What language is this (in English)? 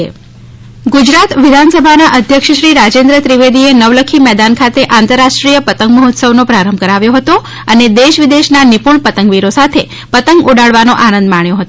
Gujarati